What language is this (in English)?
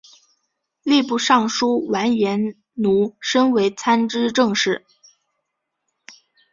Chinese